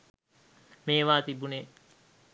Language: Sinhala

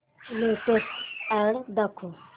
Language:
Marathi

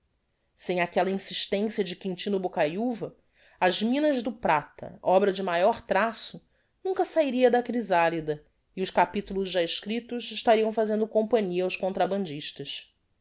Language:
Portuguese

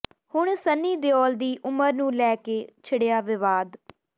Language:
Punjabi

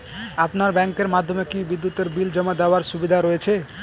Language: Bangla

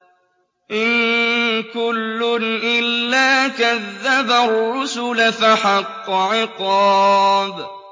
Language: Arabic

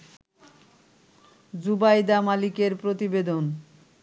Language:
Bangla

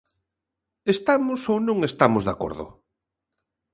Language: Galician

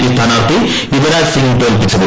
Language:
Malayalam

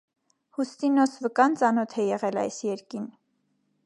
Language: Armenian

